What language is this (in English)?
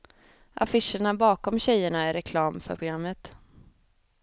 Swedish